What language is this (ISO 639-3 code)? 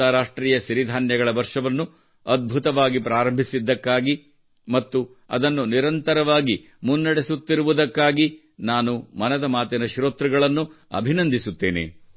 kan